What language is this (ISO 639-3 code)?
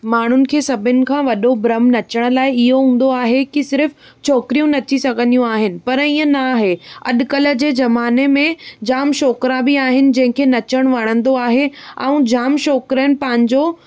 snd